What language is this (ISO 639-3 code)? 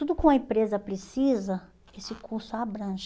por